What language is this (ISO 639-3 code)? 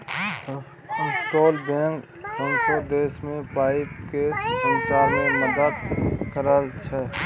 mai